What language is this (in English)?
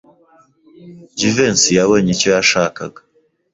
Kinyarwanda